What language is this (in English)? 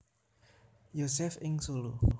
Javanese